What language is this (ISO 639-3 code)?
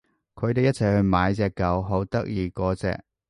yue